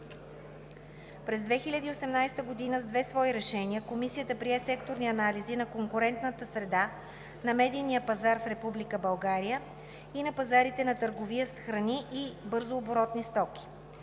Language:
Bulgarian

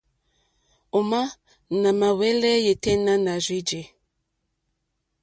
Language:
Mokpwe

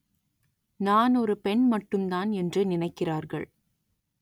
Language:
Tamil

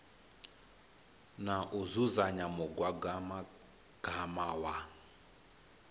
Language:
Venda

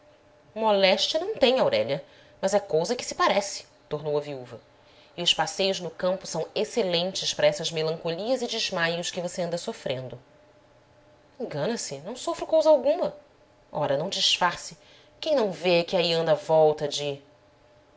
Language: Portuguese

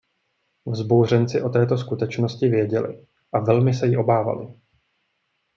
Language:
Czech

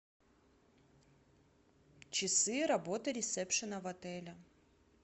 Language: Russian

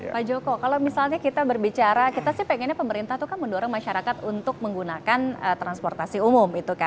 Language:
Indonesian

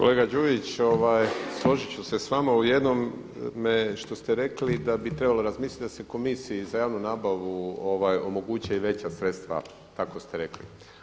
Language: Croatian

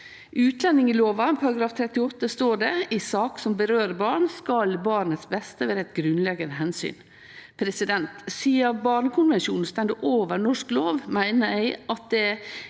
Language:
Norwegian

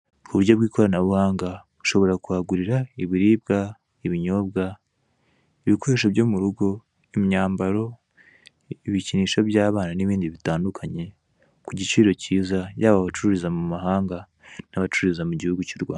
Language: Kinyarwanda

